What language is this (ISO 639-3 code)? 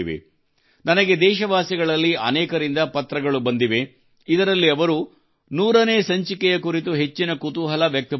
kan